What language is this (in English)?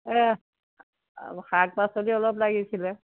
Assamese